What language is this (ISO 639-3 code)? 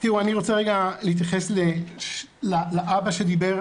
heb